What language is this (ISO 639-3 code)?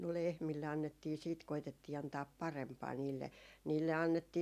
fin